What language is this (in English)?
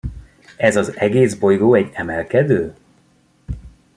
Hungarian